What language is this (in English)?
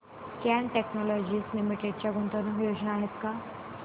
Marathi